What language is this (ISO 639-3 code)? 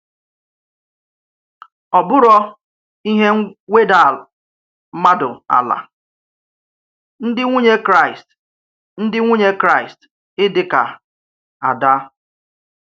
ibo